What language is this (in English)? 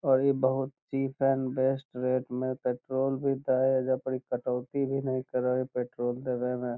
Magahi